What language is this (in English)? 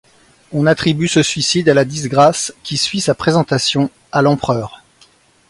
French